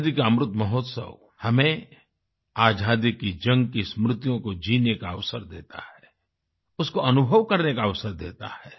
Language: Hindi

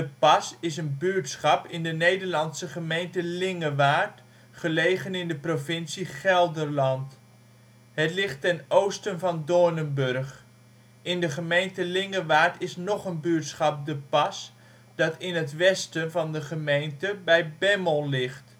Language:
Dutch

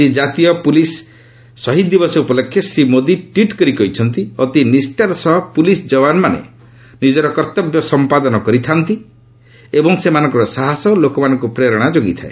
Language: Odia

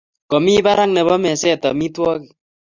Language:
Kalenjin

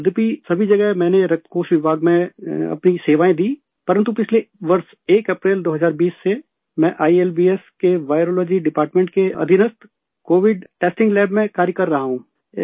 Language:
Urdu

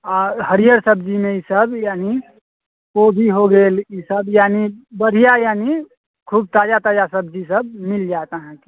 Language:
Maithili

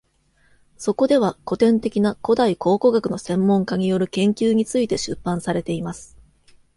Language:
Japanese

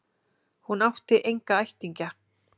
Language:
Icelandic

